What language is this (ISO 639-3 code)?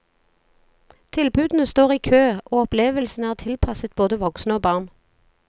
nor